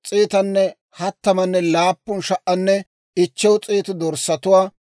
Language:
Dawro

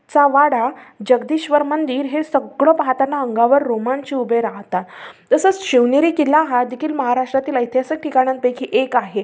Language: Marathi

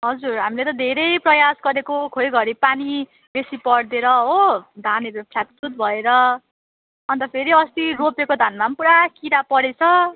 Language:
Nepali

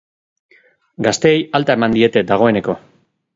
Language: Basque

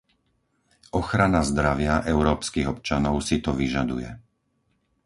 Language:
Slovak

